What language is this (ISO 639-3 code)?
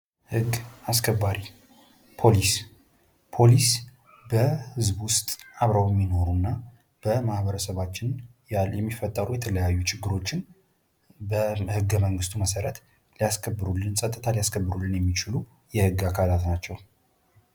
amh